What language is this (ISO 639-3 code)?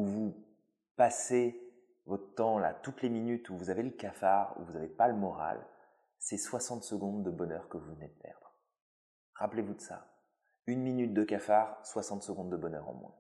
fra